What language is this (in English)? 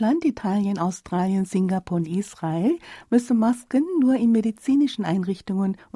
German